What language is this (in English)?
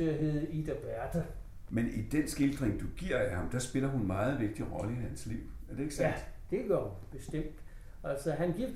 Danish